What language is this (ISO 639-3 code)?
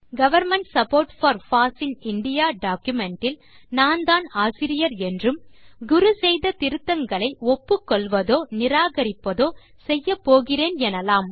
tam